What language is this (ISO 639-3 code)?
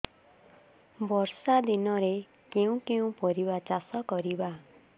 ori